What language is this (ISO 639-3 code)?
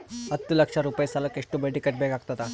kan